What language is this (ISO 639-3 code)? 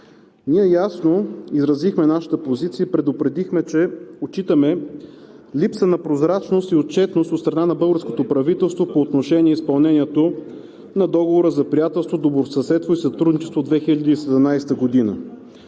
bul